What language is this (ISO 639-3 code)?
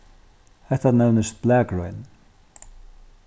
fao